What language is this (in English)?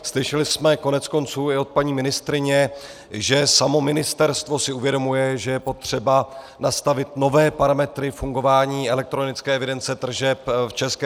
Czech